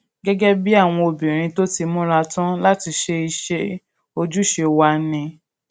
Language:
Yoruba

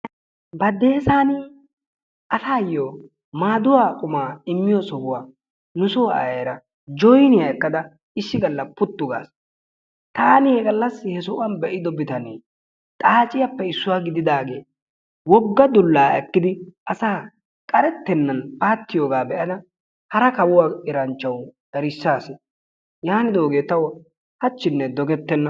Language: Wolaytta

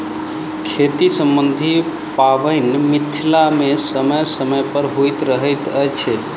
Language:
Maithili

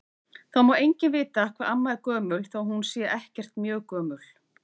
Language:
Icelandic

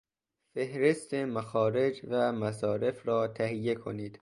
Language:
Persian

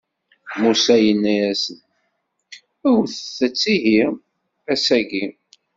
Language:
Kabyle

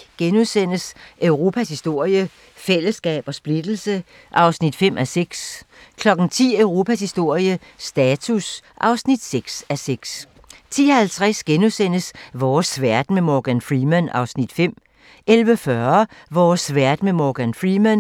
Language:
Danish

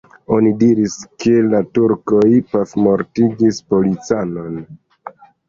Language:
Esperanto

